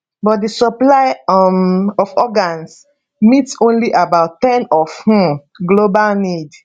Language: Nigerian Pidgin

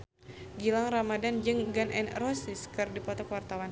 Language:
Sundanese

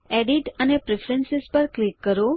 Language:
Gujarati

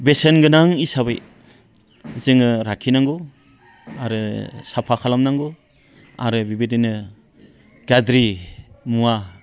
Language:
Bodo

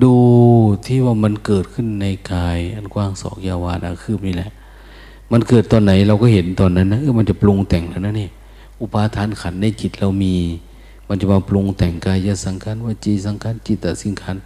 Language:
Thai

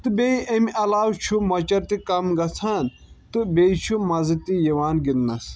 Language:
Kashmiri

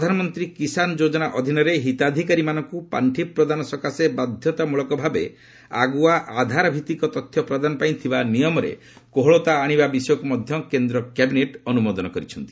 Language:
Odia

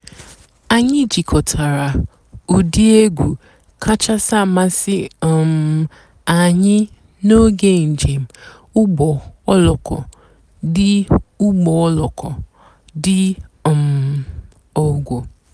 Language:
Igbo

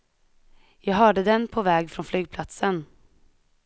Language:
Swedish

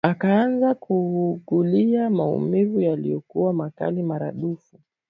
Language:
Swahili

